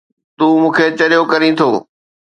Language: Sindhi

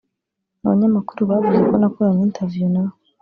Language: Kinyarwanda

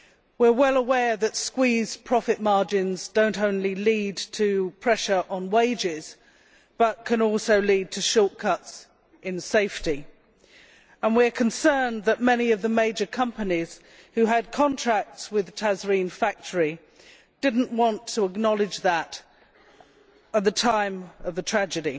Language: English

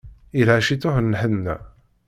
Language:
Kabyle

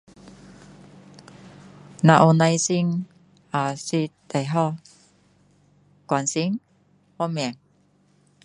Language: Min Dong Chinese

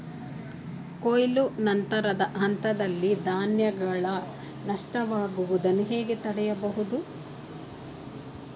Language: Kannada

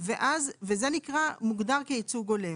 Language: Hebrew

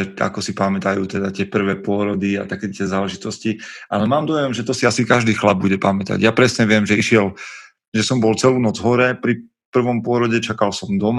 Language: Slovak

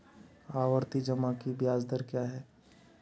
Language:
Hindi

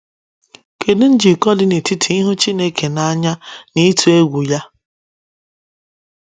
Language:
Igbo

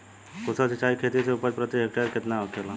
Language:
Bhojpuri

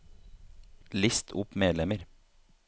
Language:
Norwegian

